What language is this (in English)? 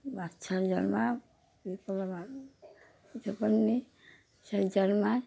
Bangla